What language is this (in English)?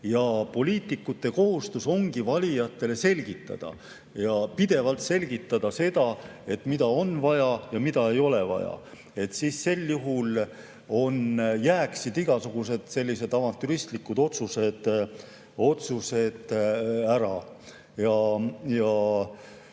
Estonian